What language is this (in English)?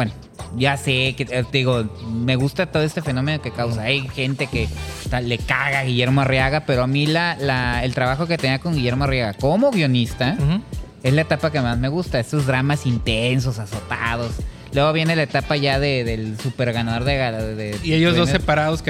Spanish